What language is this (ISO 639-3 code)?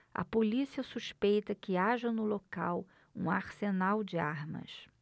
por